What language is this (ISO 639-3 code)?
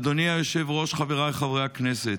heb